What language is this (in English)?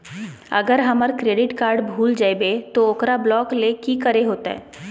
Magahi